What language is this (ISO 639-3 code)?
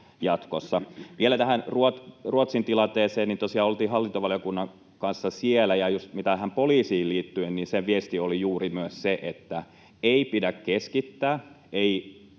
fin